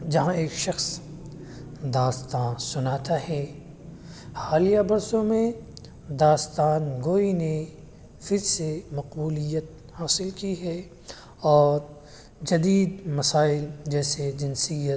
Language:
Urdu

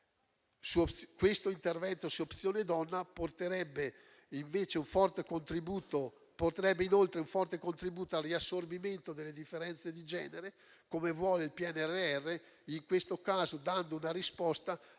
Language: Italian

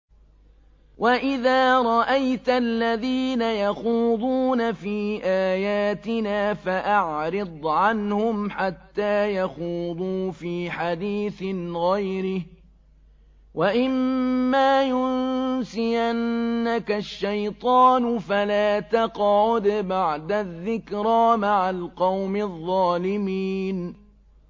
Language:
Arabic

